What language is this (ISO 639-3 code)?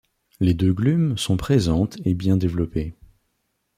fra